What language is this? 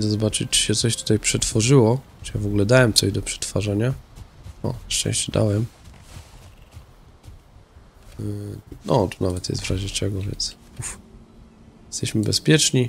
Polish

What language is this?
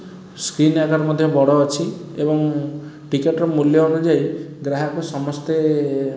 Odia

